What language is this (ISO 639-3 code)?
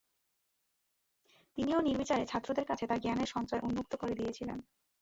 ben